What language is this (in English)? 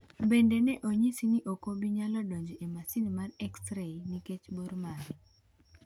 Luo (Kenya and Tanzania)